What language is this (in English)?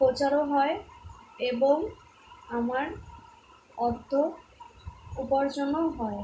Bangla